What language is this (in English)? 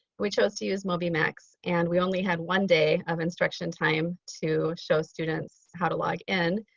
English